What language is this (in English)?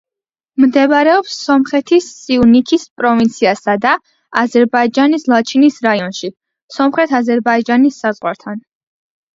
Georgian